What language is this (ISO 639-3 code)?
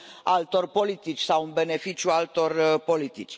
ron